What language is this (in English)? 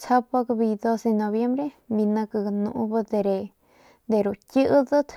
Northern Pame